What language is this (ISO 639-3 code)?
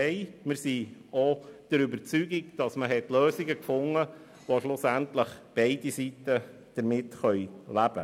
gsw